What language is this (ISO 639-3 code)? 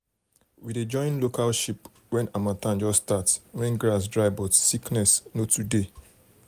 pcm